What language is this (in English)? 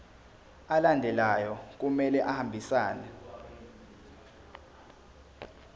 Zulu